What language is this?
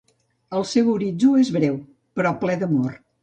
Catalan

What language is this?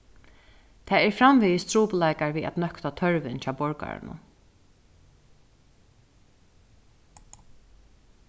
Faroese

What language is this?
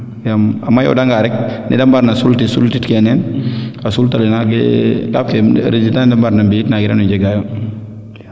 Serer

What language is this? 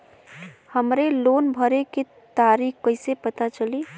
Bhojpuri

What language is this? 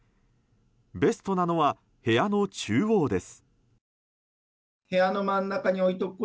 Japanese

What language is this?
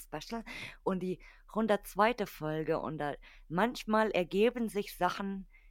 German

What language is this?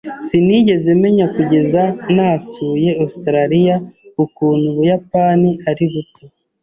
Kinyarwanda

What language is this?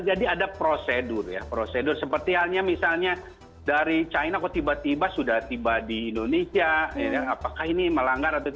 Indonesian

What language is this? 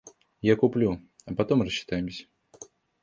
Russian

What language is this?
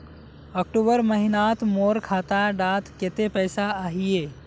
Magahi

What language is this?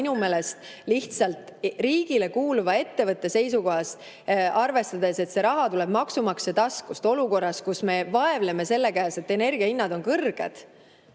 Estonian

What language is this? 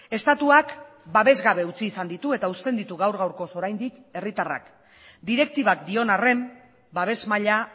Basque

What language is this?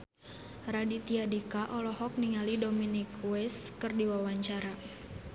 Sundanese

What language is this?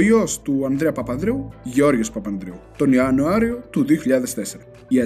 Greek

